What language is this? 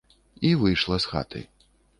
Belarusian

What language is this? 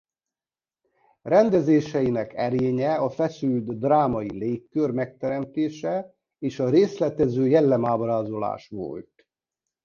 Hungarian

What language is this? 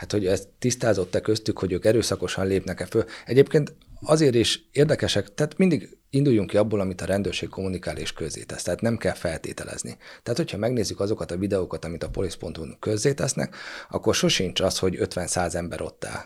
Hungarian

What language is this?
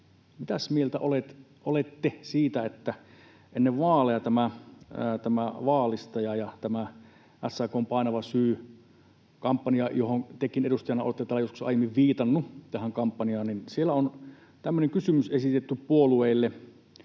Finnish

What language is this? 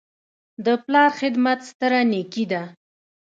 Pashto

